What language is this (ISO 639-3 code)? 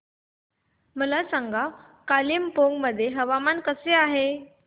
mar